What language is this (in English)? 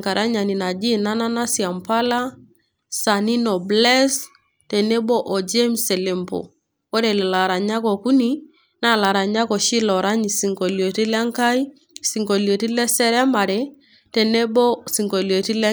Masai